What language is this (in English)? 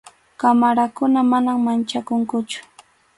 Arequipa-La Unión Quechua